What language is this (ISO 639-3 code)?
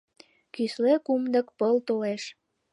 chm